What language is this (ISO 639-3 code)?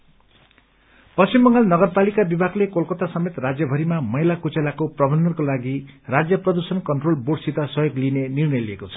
nep